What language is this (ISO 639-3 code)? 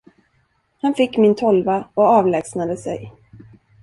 swe